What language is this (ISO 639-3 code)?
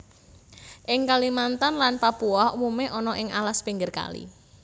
jav